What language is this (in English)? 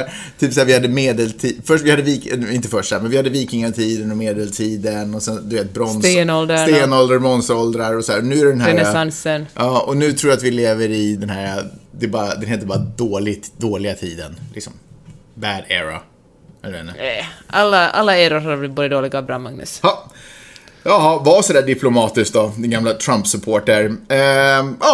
Swedish